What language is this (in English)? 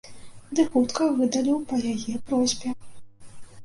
Belarusian